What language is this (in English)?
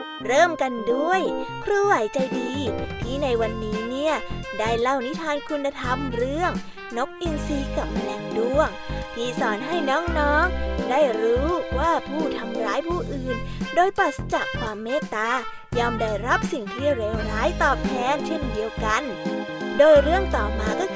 Thai